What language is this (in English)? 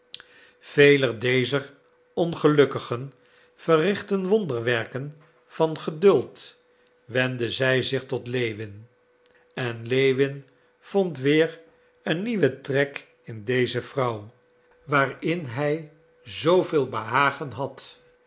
Dutch